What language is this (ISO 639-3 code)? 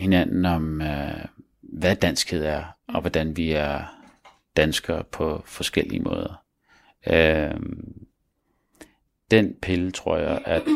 dan